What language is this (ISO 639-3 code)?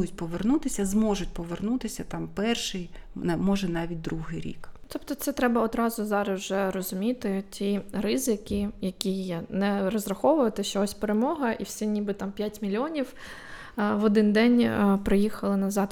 ukr